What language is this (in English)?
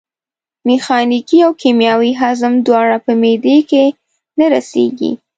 Pashto